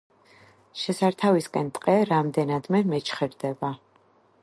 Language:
Georgian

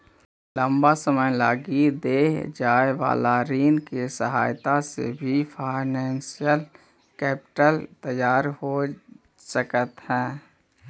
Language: Magahi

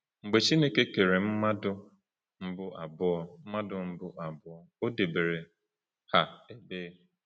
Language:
Igbo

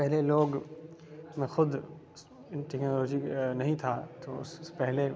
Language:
Urdu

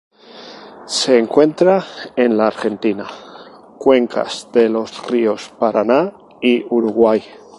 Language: Spanish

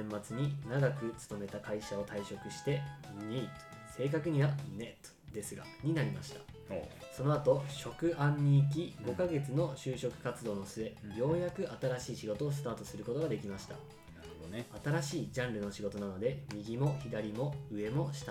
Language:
Japanese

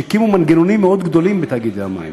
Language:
Hebrew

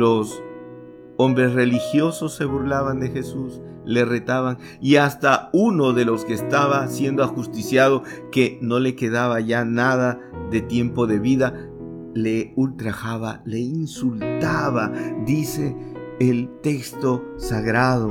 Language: Spanish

